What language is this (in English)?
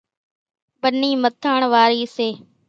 Kachi Koli